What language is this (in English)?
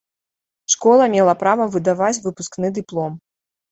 Belarusian